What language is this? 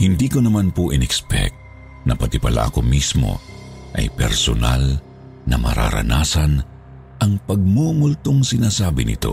Filipino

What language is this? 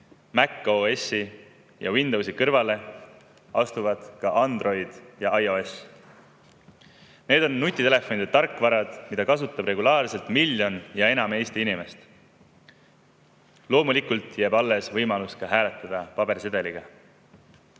Estonian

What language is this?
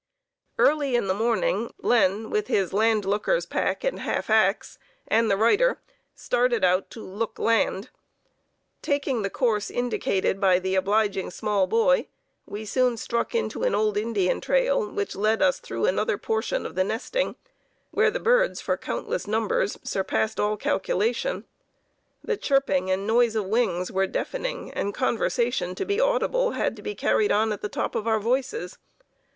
English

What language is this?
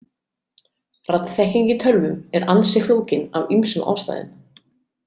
Icelandic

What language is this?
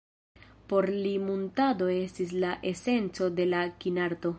Esperanto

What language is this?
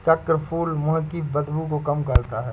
Hindi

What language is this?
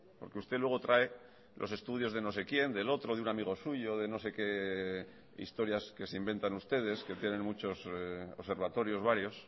Spanish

